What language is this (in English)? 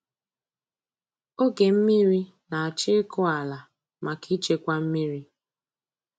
Igbo